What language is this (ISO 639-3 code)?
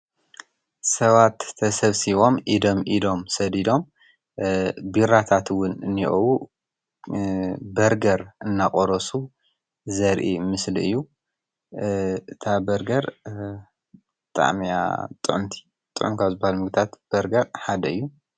tir